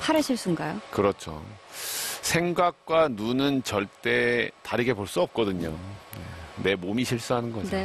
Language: Korean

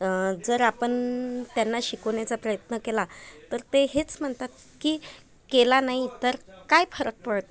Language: Marathi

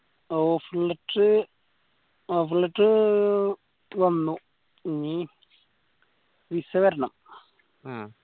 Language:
Malayalam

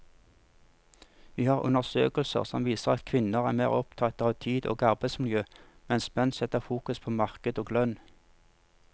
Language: Norwegian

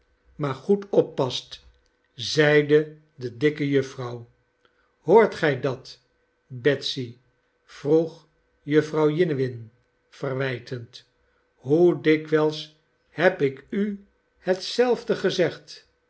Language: Dutch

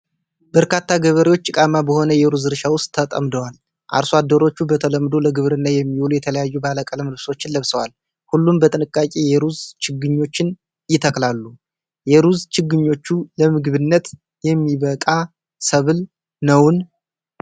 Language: Amharic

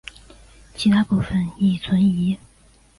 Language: Chinese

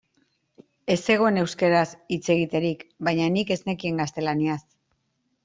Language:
Basque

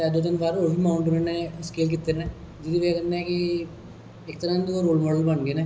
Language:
Dogri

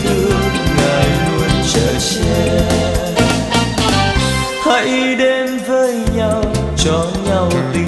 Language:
Vietnamese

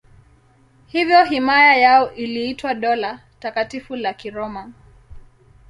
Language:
Swahili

